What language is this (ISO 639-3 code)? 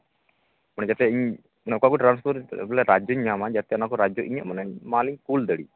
sat